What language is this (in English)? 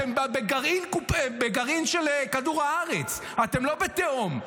Hebrew